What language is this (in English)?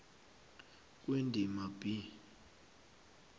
South Ndebele